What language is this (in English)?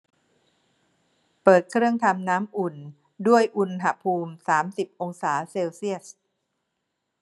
Thai